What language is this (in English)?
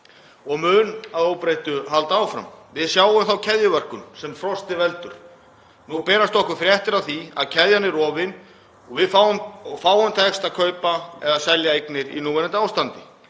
Icelandic